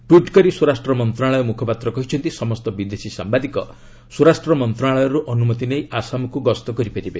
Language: Odia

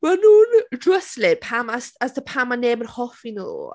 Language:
Welsh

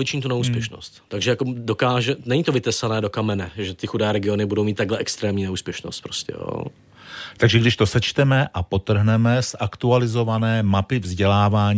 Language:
Czech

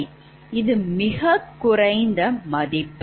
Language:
Tamil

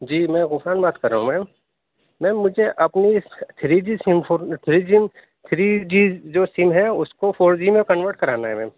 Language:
Urdu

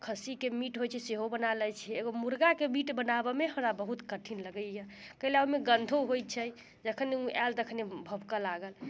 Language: Maithili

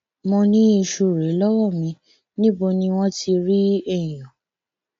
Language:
Yoruba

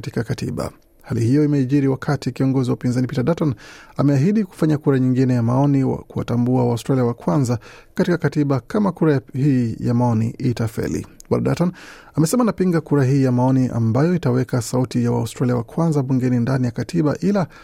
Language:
Swahili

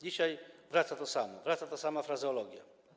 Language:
Polish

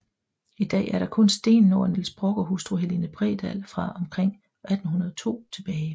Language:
Danish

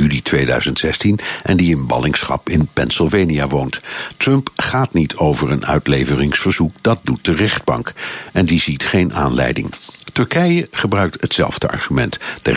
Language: Dutch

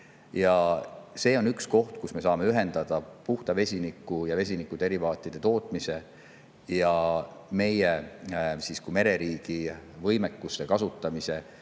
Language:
Estonian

